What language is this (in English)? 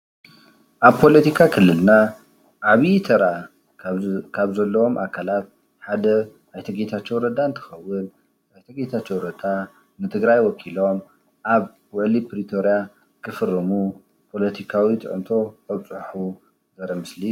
Tigrinya